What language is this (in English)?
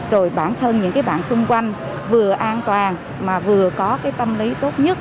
Vietnamese